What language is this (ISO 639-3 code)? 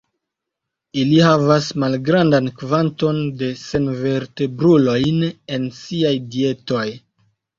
epo